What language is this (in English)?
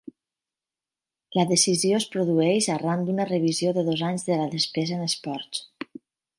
Catalan